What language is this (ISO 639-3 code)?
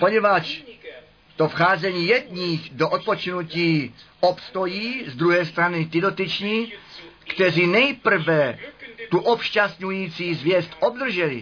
ces